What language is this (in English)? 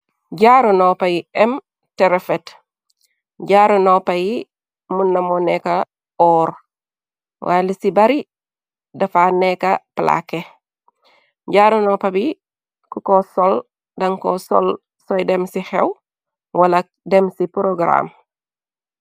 Wolof